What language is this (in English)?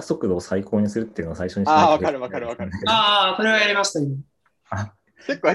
Japanese